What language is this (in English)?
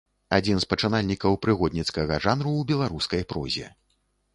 Belarusian